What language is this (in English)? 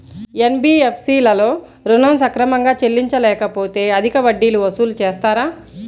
Telugu